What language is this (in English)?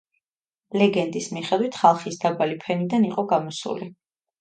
Georgian